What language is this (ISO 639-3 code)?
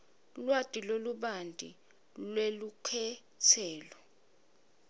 ssw